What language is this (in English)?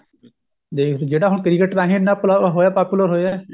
Punjabi